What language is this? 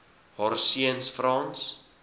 Afrikaans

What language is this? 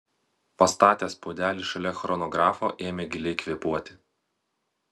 Lithuanian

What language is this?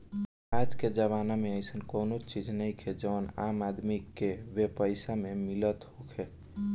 Bhojpuri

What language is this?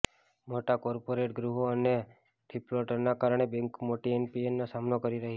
Gujarati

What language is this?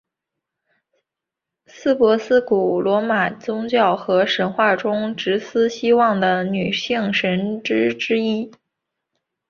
Chinese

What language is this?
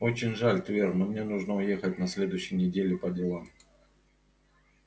Russian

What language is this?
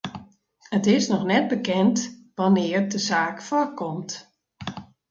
Western Frisian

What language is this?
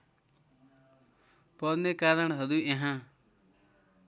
Nepali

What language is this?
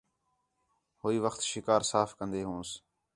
Khetrani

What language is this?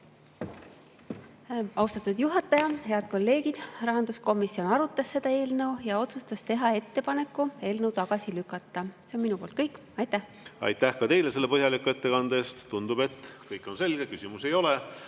Estonian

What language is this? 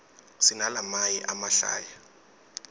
Swati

